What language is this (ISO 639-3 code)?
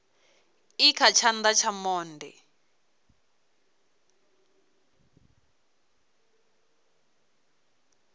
ven